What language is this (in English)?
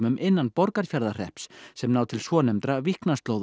Icelandic